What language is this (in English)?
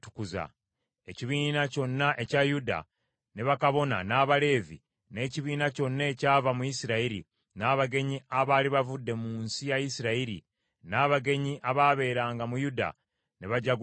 Ganda